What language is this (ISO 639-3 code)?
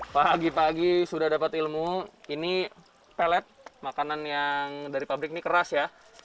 ind